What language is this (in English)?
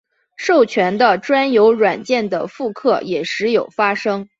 Chinese